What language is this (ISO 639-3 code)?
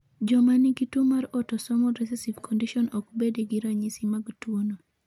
luo